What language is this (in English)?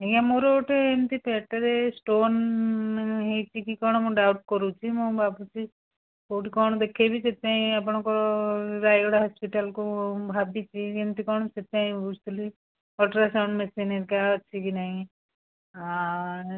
Odia